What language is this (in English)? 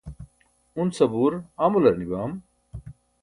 Burushaski